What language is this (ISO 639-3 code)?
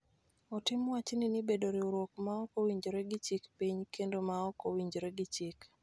luo